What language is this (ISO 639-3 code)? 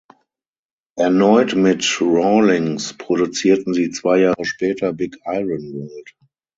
deu